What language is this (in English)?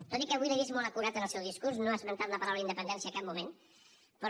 Catalan